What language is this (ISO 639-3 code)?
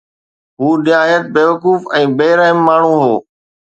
snd